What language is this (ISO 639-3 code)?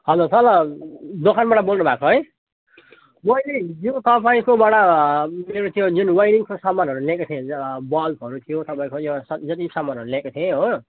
nep